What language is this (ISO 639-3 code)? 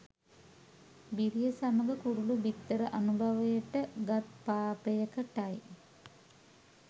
sin